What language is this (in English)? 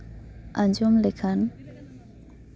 Santali